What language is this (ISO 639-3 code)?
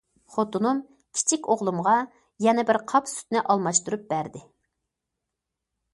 uig